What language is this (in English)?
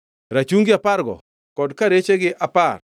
Luo (Kenya and Tanzania)